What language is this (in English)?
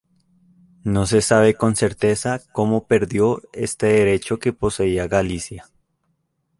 Spanish